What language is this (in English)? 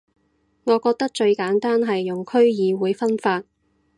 Cantonese